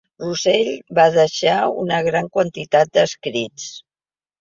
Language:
Catalan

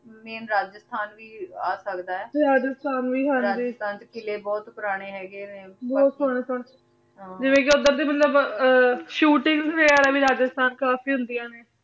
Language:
Punjabi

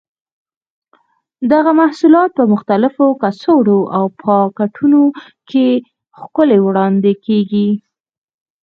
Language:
Pashto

